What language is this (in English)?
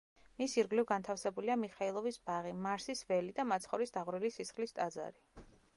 Georgian